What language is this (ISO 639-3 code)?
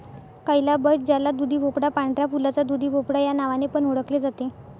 mar